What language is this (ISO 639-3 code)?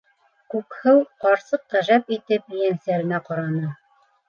bak